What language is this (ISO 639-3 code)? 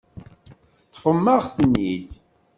kab